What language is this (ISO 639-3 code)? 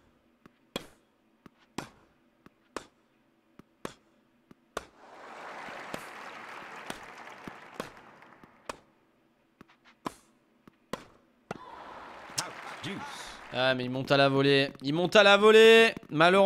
fra